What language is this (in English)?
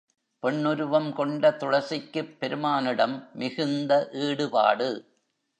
Tamil